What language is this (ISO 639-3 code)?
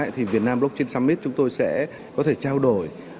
vie